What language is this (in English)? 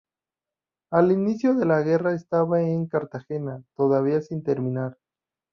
Spanish